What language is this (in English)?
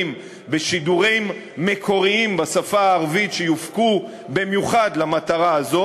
Hebrew